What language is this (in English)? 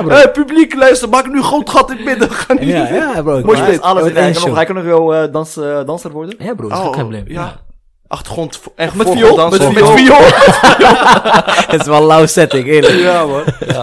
Dutch